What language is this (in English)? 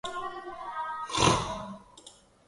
Spanish